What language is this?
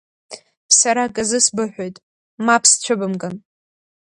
Abkhazian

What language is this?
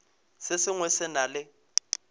Northern Sotho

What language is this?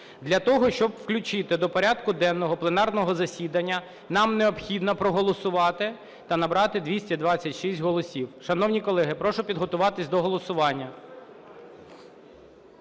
Ukrainian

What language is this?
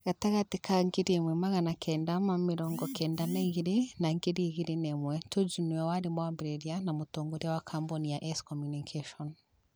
Kikuyu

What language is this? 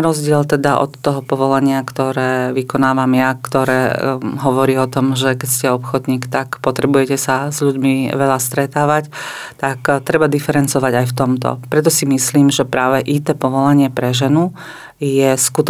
Slovak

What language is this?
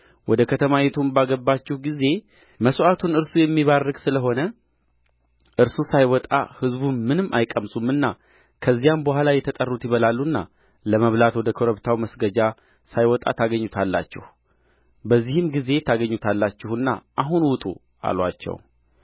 Amharic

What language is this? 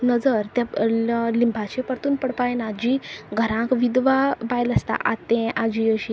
Konkani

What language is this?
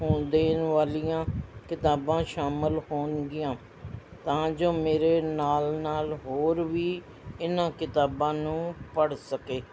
Punjabi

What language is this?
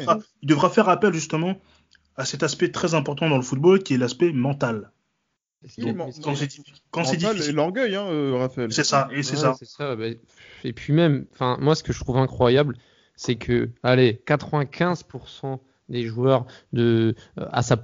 French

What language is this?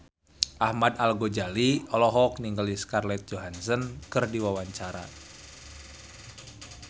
Sundanese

